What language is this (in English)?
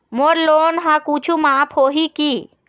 Chhattisgarhi